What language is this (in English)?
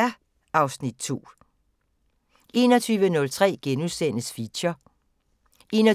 Danish